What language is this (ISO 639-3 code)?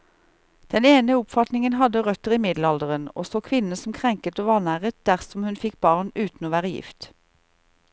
nor